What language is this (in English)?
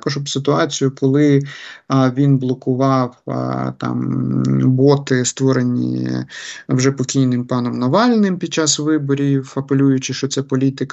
Ukrainian